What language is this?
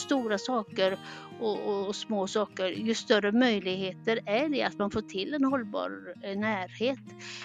Swedish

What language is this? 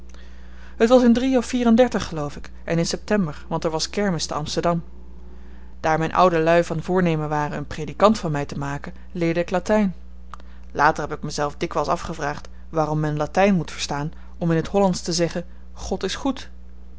Dutch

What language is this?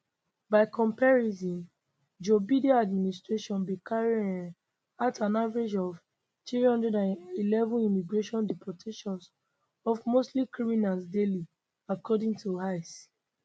Nigerian Pidgin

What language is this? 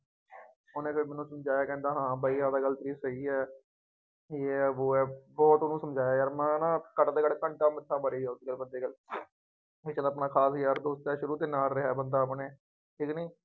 Punjabi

